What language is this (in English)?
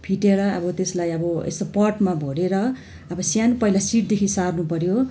Nepali